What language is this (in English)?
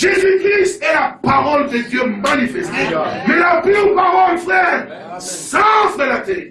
French